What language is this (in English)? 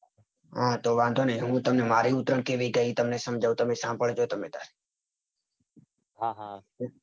Gujarati